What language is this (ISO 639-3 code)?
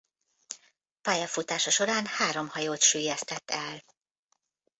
hun